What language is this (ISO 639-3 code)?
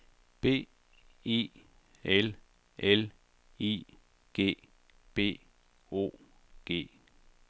dan